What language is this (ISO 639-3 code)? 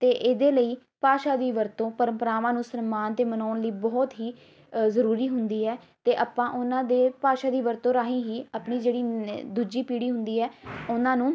pan